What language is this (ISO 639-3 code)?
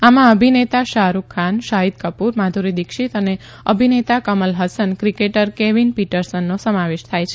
guj